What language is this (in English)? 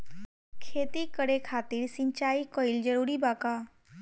Bhojpuri